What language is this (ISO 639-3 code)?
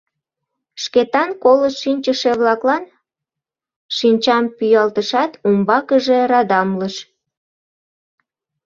chm